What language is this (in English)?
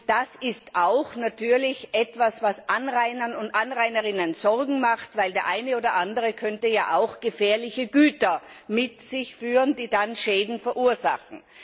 German